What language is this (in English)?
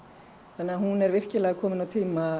Icelandic